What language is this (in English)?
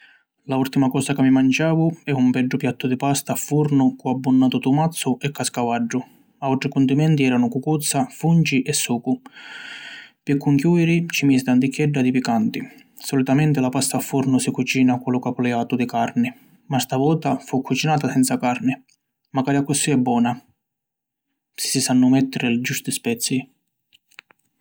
Sicilian